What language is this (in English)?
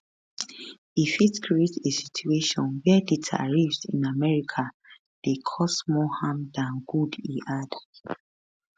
Nigerian Pidgin